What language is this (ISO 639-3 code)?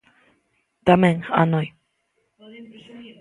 glg